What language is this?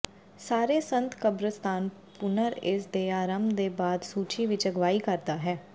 Punjabi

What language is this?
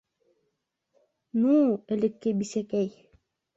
Bashkir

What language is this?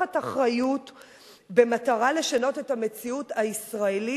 Hebrew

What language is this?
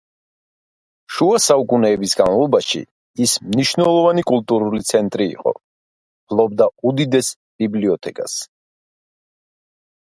Georgian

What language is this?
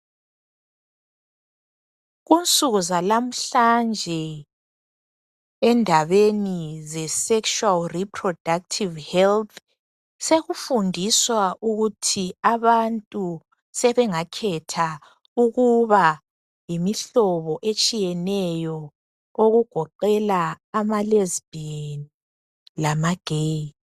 North Ndebele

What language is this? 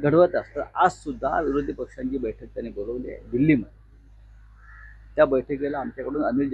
Hindi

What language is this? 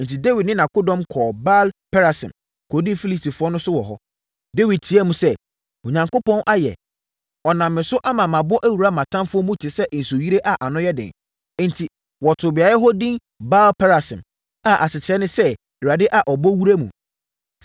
Akan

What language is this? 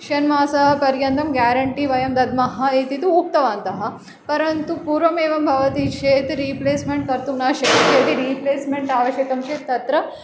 Sanskrit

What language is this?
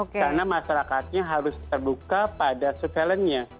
Indonesian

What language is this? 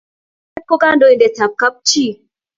Kalenjin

